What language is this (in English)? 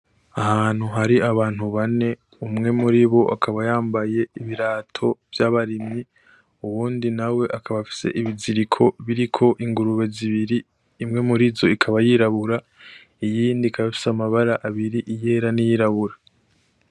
Rundi